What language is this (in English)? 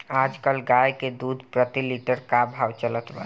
Bhojpuri